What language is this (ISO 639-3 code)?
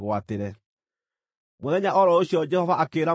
kik